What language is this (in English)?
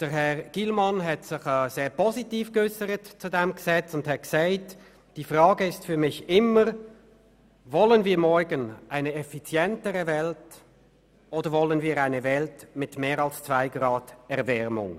Swiss German